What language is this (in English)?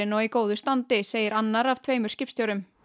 Icelandic